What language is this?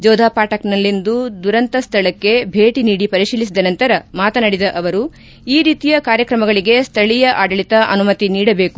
Kannada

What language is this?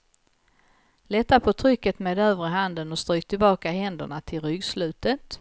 Swedish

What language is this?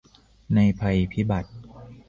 Thai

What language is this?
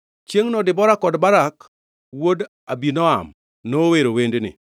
Luo (Kenya and Tanzania)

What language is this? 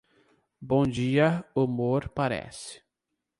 Portuguese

